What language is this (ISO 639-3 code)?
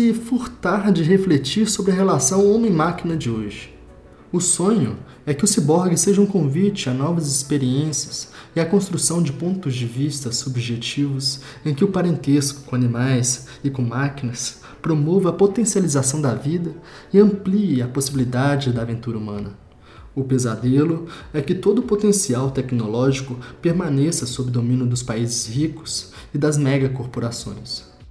por